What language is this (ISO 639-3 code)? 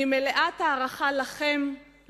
heb